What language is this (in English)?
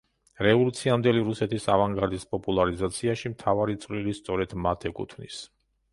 Georgian